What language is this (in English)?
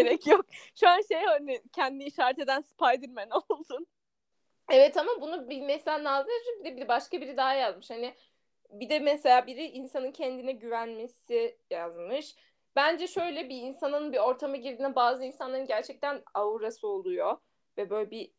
Turkish